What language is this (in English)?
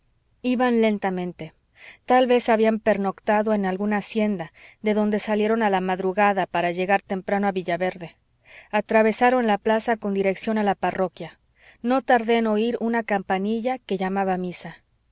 Spanish